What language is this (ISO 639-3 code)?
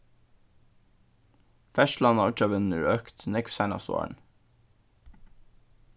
fao